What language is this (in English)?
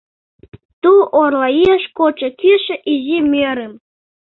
Mari